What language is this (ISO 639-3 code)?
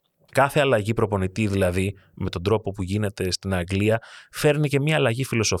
ell